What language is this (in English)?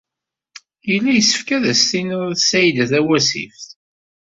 Kabyle